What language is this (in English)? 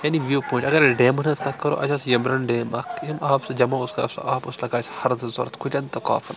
Kashmiri